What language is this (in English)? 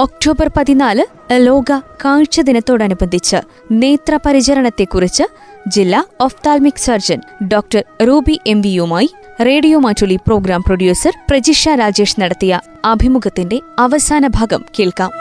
Malayalam